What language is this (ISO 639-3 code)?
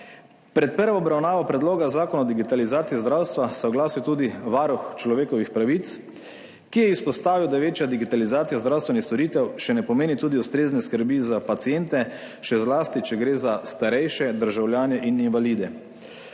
slv